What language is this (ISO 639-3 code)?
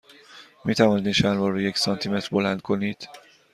fas